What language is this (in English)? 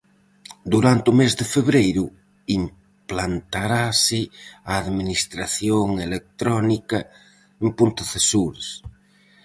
Galician